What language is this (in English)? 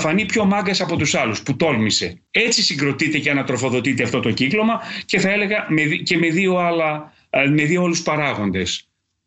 Greek